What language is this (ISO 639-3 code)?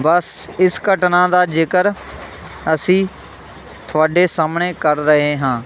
pan